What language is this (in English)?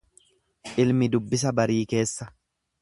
Oromo